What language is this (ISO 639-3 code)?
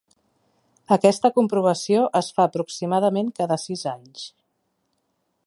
cat